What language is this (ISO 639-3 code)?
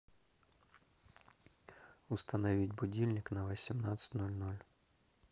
rus